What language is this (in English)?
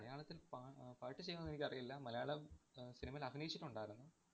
Malayalam